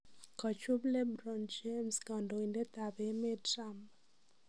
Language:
Kalenjin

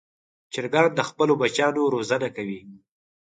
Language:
Pashto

